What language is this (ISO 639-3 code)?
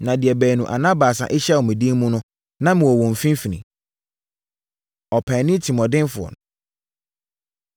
aka